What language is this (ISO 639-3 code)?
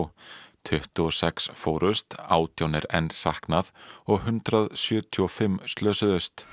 isl